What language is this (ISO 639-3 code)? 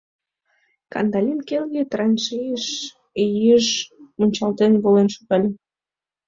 chm